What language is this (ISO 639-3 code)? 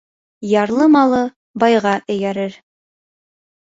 bak